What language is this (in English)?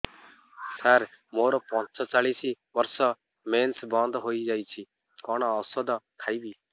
Odia